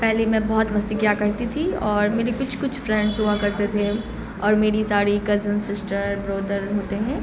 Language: Urdu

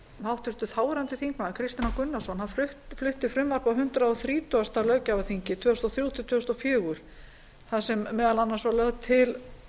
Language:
Icelandic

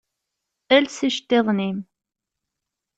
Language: Kabyle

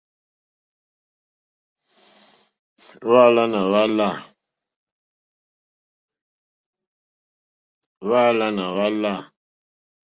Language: Mokpwe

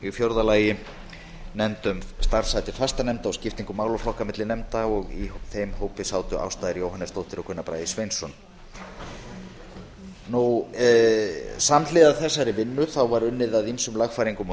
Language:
Icelandic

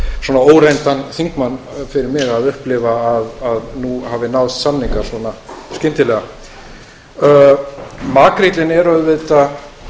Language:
Icelandic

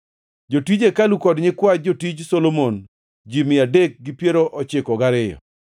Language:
Luo (Kenya and Tanzania)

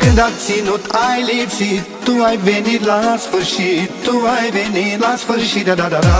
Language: Romanian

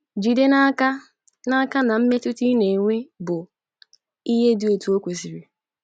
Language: Igbo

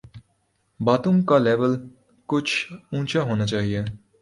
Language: Urdu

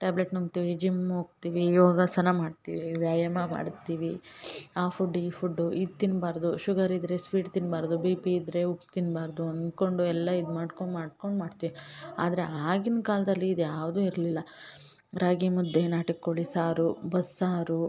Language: Kannada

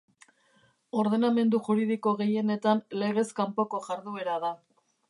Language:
Basque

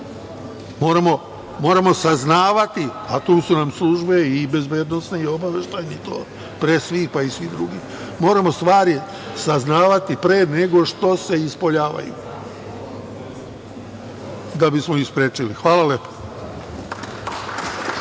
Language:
Serbian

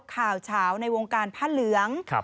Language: Thai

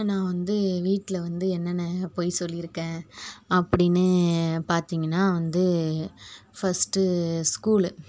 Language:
Tamil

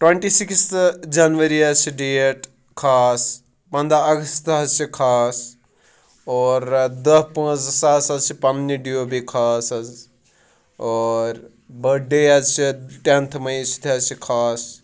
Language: Kashmiri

